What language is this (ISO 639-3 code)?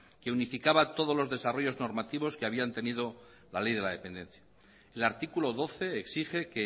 spa